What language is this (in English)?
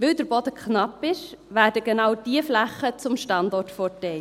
Swiss German